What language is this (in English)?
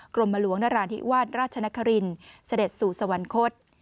Thai